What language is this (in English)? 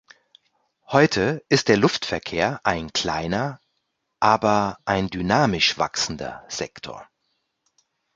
German